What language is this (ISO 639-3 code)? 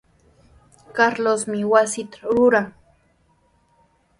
qws